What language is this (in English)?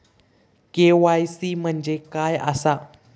Marathi